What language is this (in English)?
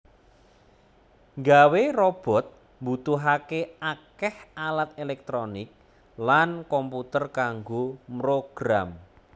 Javanese